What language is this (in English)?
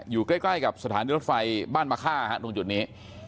Thai